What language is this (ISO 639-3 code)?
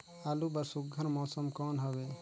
hne